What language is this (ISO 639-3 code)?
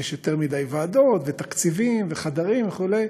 heb